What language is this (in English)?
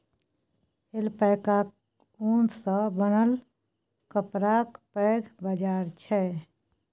Maithili